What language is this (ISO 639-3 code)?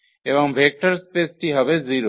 ben